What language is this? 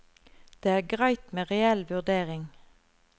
Norwegian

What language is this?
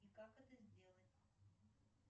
Russian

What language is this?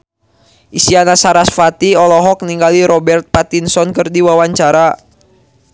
Sundanese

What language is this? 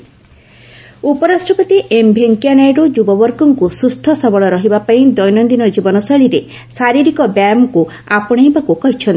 Odia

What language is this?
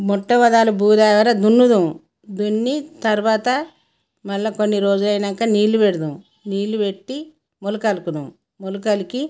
Telugu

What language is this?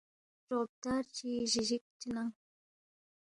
Balti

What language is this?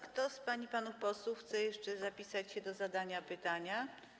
Polish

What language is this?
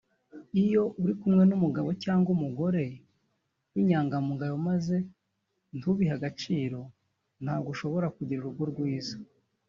Kinyarwanda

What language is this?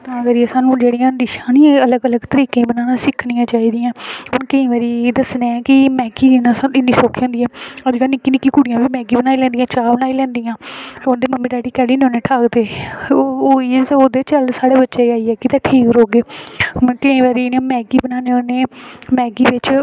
Dogri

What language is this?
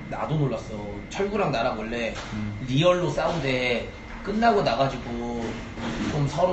Korean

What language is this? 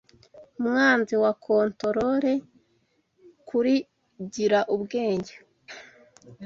Kinyarwanda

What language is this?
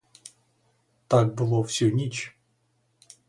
Ukrainian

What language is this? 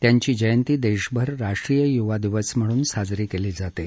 Marathi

